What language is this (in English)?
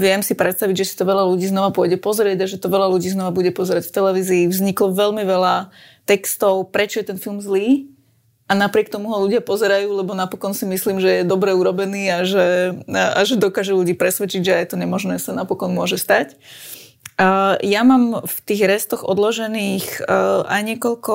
Slovak